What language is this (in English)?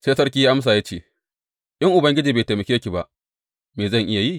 Hausa